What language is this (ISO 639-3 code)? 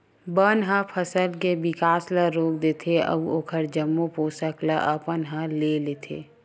hne